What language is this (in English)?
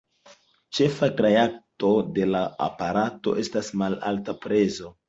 Esperanto